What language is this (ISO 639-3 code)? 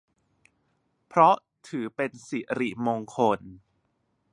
tha